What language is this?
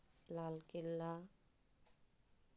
Santali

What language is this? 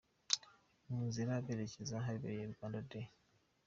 Kinyarwanda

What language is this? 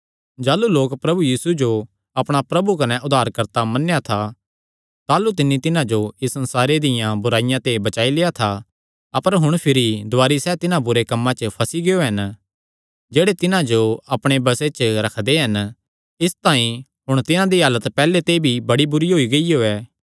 Kangri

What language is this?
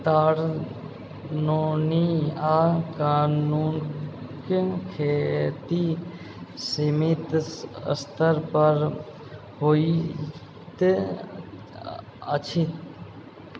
Maithili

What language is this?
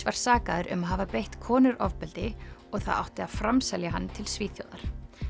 Icelandic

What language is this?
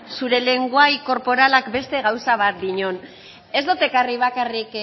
Basque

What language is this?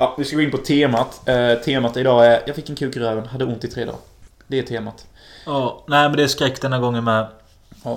Swedish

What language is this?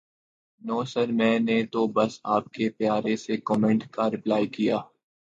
Urdu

